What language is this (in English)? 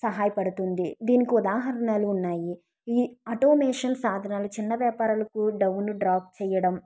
Telugu